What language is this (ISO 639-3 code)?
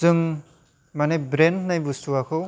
brx